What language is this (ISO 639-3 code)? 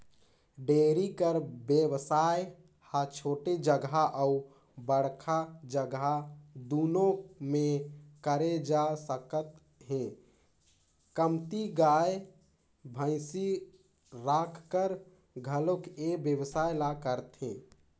hne